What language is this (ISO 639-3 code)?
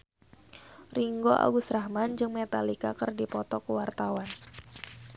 sun